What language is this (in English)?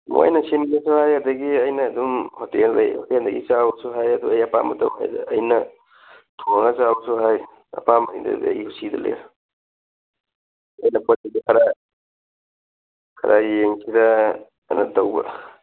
Manipuri